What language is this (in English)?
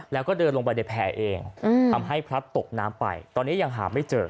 Thai